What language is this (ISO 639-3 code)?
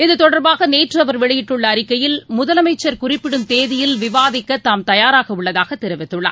tam